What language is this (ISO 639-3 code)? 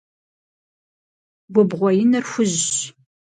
kbd